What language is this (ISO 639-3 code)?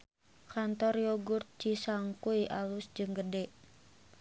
sun